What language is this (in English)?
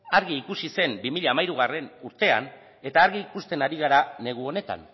Basque